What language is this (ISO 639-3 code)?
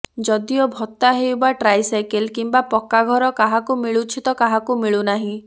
ori